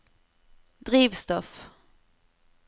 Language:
Norwegian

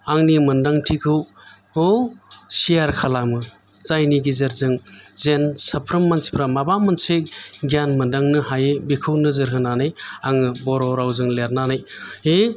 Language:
Bodo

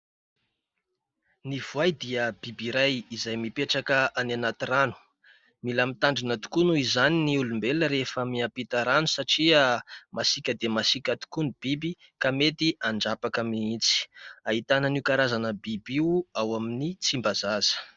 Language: Malagasy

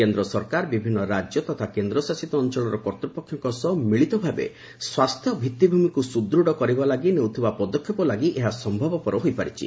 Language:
Odia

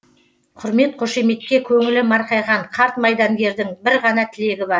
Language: Kazakh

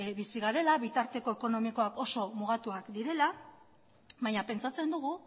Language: Basque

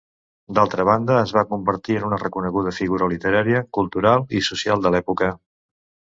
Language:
Catalan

